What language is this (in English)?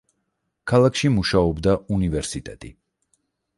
Georgian